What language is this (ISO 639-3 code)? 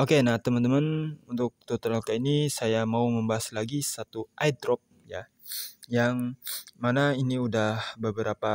ind